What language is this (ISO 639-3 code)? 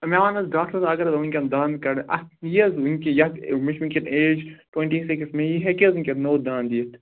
kas